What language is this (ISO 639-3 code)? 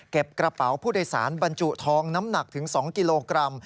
tha